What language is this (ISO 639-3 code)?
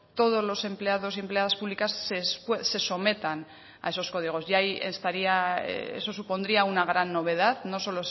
spa